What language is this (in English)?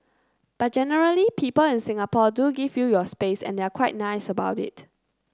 English